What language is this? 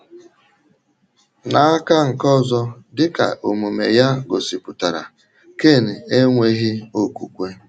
Igbo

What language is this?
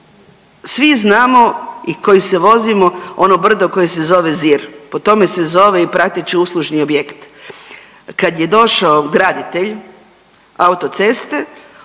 Croatian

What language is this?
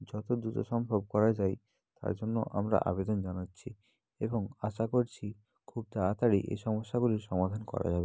Bangla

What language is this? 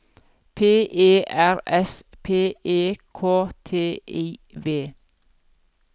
Norwegian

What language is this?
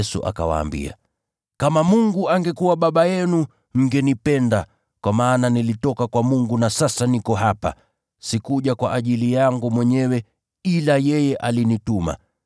Swahili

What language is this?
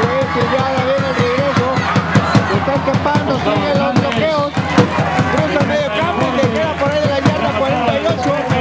Spanish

